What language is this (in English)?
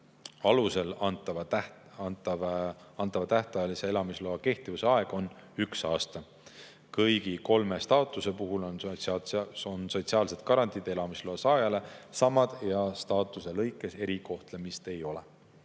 Estonian